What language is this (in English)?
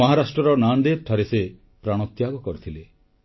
Odia